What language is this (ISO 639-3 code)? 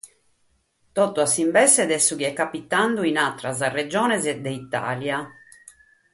srd